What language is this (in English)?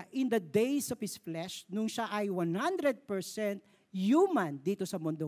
Filipino